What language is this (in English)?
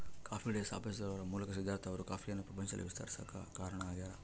Kannada